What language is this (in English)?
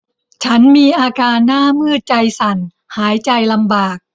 Thai